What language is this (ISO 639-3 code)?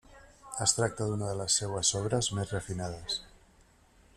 cat